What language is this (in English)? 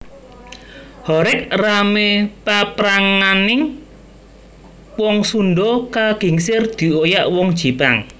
Javanese